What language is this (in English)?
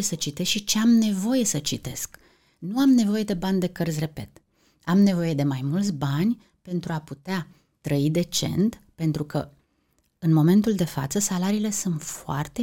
Romanian